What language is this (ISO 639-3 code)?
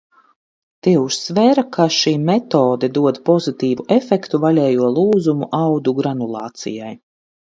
lav